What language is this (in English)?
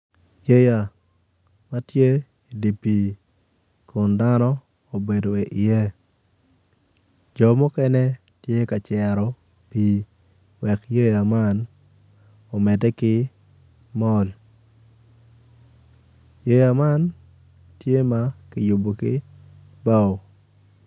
Acoli